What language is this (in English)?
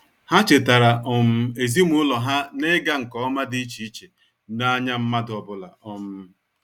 Igbo